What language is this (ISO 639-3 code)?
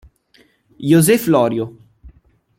ita